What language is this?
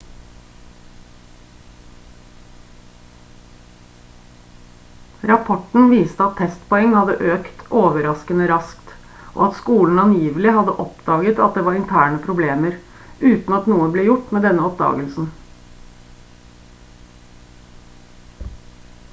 Norwegian Bokmål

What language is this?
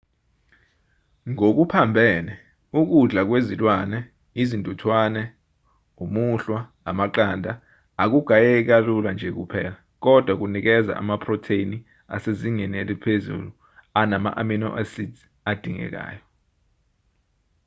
Zulu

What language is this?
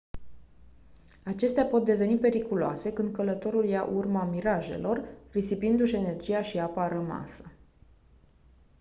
Romanian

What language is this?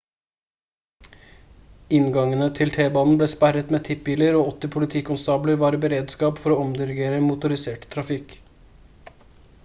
Norwegian Bokmål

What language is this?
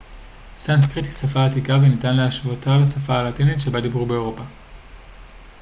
Hebrew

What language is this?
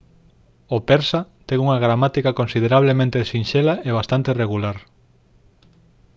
Galician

